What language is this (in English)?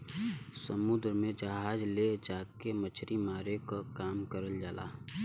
Bhojpuri